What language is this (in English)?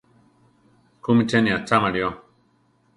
Central Tarahumara